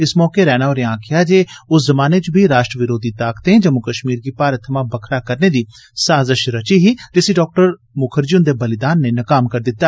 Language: Dogri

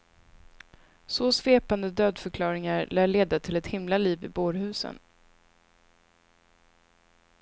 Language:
Swedish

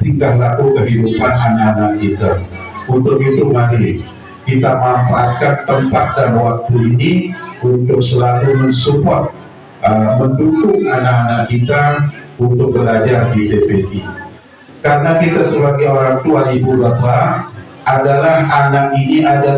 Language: Indonesian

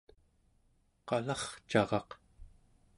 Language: Central Yupik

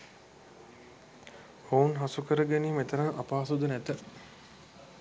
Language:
Sinhala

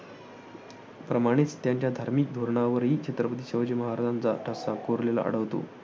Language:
Marathi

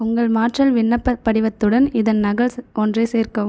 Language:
Tamil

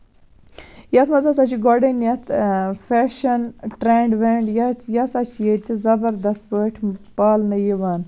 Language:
Kashmiri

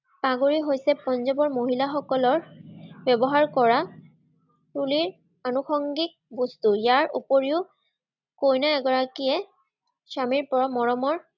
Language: Assamese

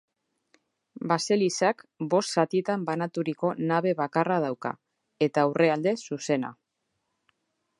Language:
Basque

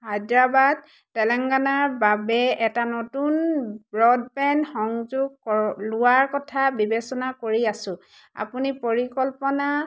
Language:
Assamese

